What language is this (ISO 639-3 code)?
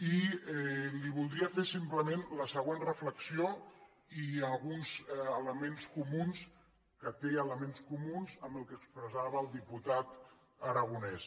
cat